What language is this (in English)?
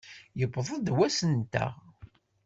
Kabyle